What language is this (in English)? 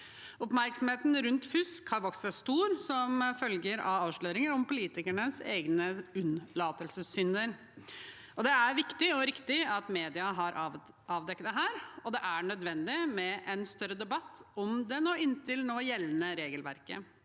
Norwegian